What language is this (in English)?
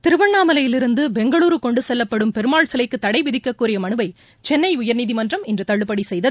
Tamil